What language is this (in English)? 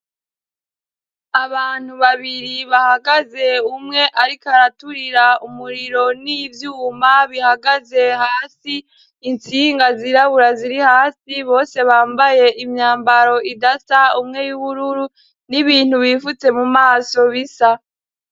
Rundi